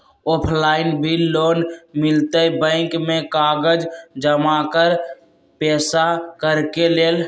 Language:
Magahi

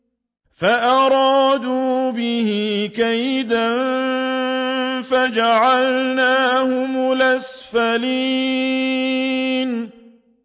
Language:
Arabic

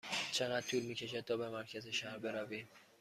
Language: Persian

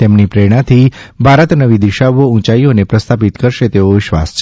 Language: Gujarati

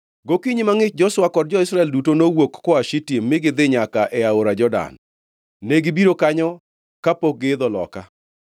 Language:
Luo (Kenya and Tanzania)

